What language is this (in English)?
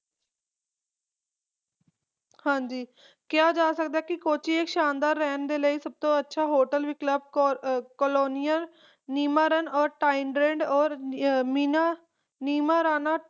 Punjabi